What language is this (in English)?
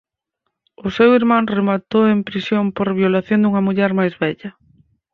Galician